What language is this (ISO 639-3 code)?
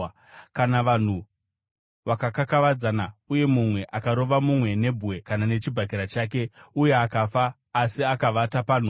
sna